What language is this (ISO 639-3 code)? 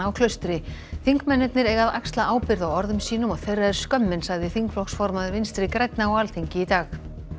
isl